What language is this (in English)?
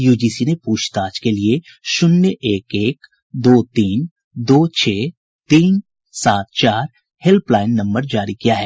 Hindi